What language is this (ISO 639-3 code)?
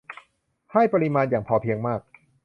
tha